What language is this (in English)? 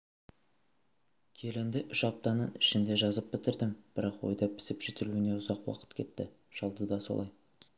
Kazakh